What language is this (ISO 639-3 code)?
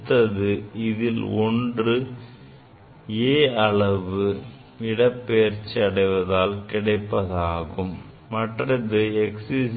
tam